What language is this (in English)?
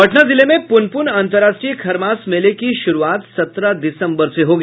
Hindi